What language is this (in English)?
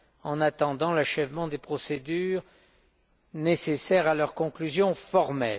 French